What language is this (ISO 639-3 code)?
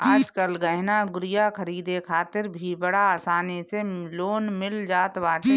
bho